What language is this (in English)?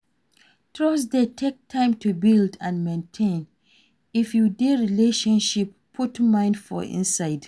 Nigerian Pidgin